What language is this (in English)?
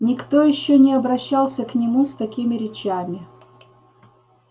Russian